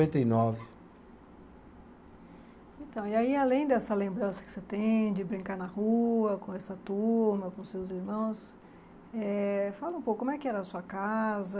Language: Portuguese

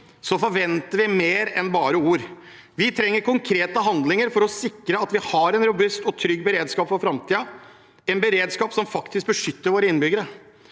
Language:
Norwegian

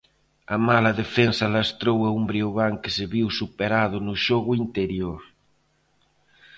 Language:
Galician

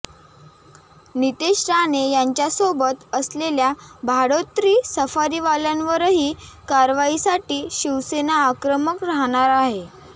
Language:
Marathi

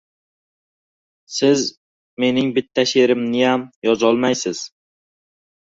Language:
Uzbek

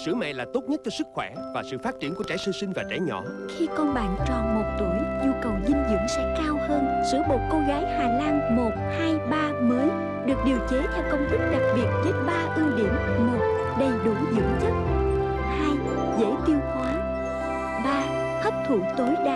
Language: Vietnamese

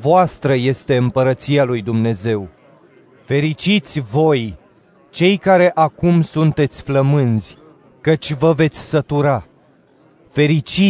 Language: Romanian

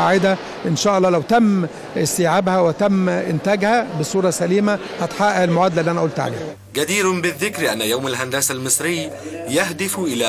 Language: Arabic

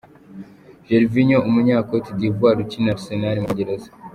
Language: Kinyarwanda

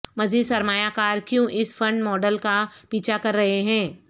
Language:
Urdu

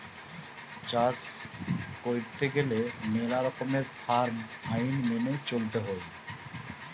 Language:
Bangla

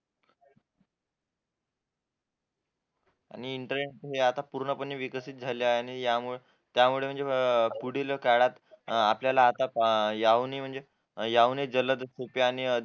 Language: Marathi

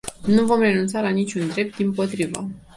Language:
Romanian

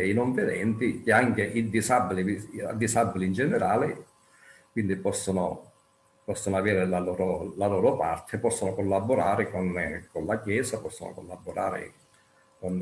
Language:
Italian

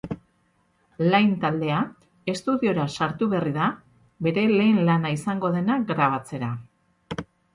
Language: Basque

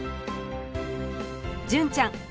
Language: Japanese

